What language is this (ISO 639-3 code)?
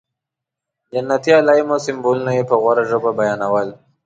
pus